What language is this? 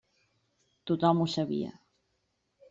Catalan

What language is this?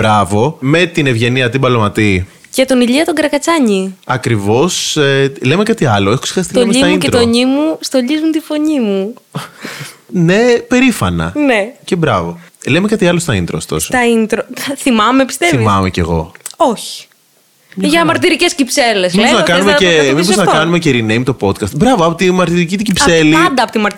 Greek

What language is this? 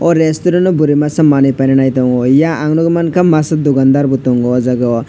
Kok Borok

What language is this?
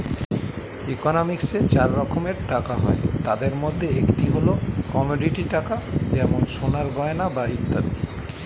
Bangla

